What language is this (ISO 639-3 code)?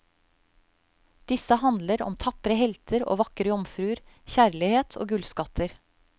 nor